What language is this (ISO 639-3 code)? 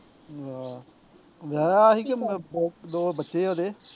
pan